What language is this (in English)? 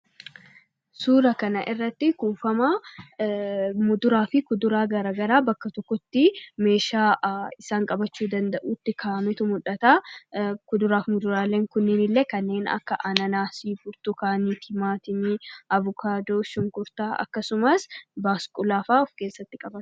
Oromo